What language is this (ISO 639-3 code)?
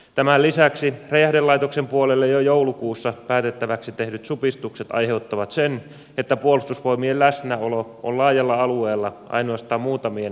fin